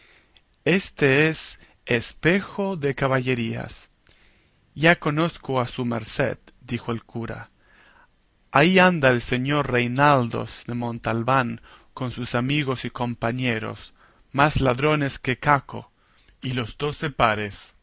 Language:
Spanish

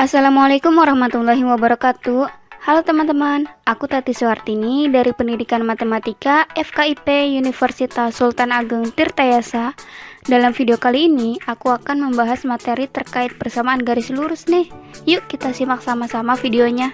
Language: Indonesian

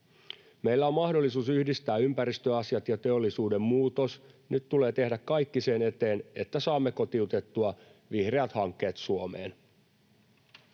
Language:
Finnish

